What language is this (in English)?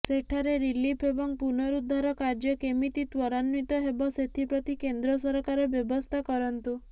Odia